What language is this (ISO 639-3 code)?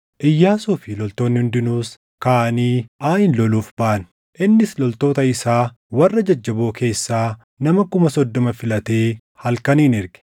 orm